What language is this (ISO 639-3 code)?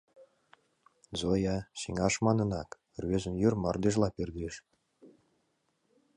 chm